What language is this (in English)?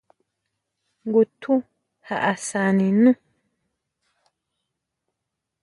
Huautla Mazatec